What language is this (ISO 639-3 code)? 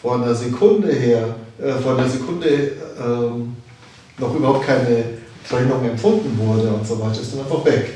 deu